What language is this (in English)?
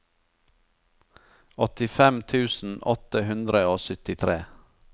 Norwegian